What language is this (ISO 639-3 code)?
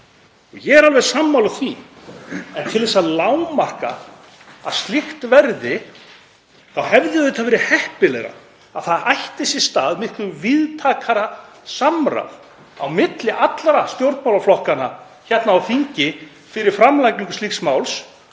isl